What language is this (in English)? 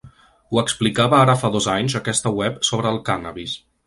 Catalan